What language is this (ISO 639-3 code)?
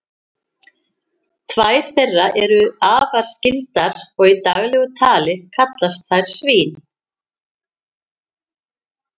isl